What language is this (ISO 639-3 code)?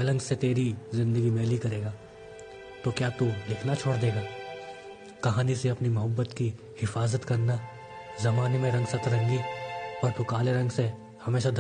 hin